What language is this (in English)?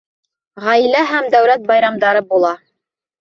Bashkir